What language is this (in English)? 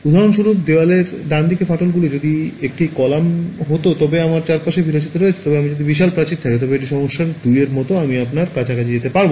Bangla